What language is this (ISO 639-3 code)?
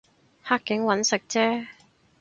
yue